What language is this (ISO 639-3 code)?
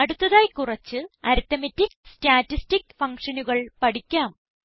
mal